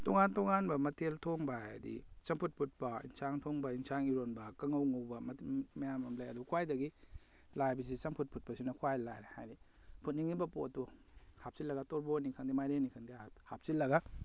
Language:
Manipuri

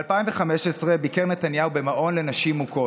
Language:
Hebrew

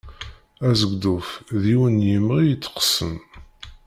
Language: Kabyle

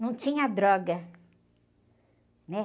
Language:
Portuguese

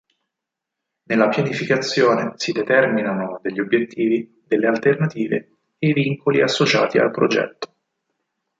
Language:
Italian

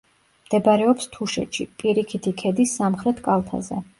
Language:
Georgian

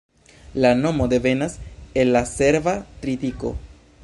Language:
Esperanto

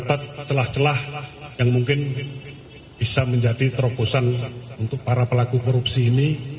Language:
Indonesian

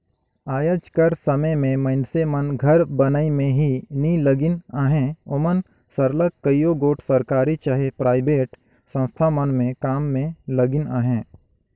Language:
Chhattisgarhi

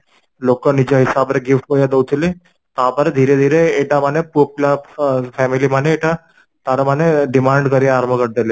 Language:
Odia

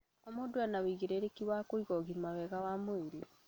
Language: Kikuyu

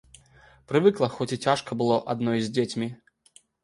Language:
Belarusian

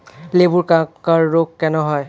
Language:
Bangla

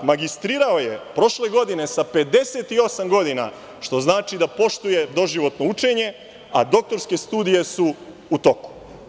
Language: Serbian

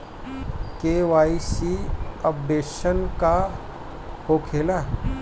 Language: Bhojpuri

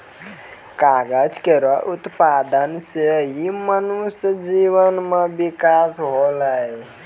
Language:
Maithili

